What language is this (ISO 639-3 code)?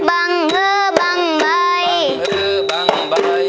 tha